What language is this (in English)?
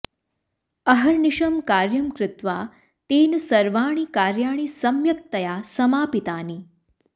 Sanskrit